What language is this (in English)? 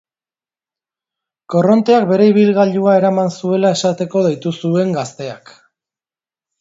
Basque